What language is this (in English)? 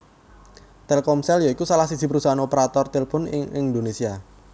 Javanese